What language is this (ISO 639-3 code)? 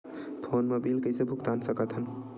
hne